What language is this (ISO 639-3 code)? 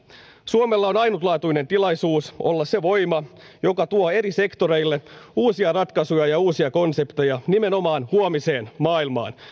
fin